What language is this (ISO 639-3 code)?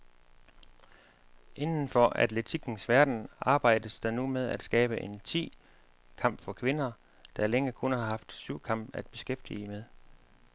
dan